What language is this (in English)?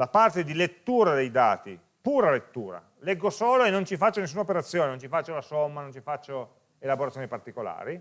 Italian